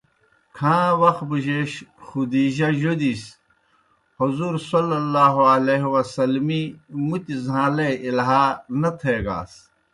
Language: Kohistani Shina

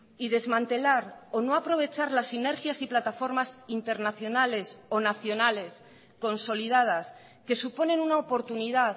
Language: Spanish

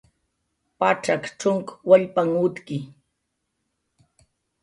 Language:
Jaqaru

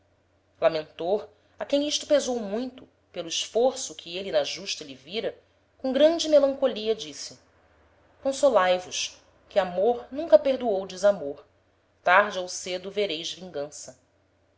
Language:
Portuguese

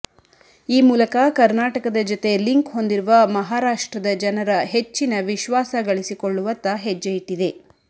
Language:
Kannada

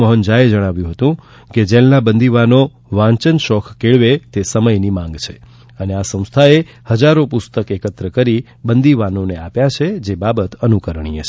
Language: Gujarati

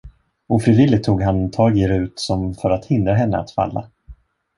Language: Swedish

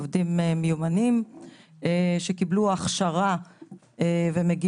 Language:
Hebrew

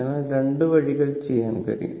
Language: Malayalam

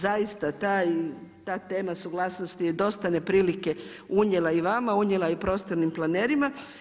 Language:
Croatian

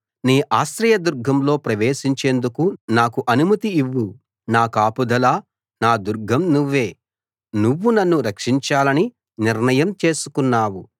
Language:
Telugu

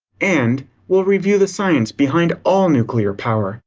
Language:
English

